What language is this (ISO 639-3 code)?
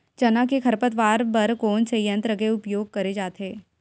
hne